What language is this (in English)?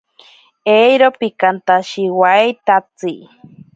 Ashéninka Perené